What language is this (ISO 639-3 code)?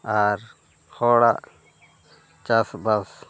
sat